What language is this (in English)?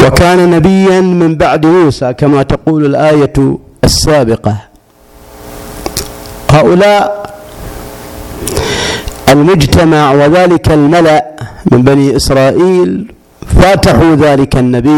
Arabic